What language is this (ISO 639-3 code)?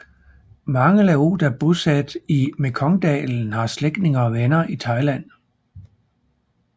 dan